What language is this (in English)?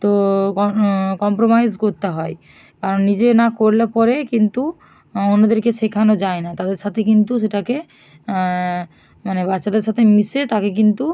Bangla